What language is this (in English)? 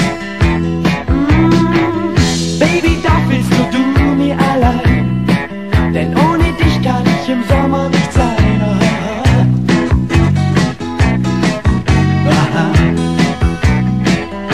Dutch